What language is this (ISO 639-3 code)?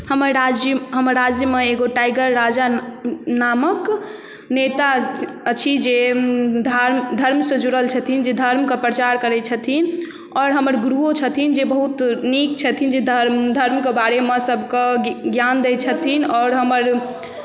mai